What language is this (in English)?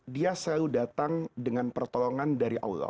Indonesian